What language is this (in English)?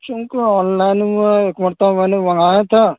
Urdu